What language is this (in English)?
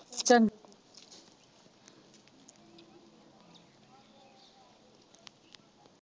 Punjabi